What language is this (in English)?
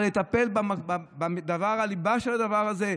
Hebrew